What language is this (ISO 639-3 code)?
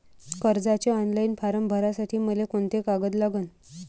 mar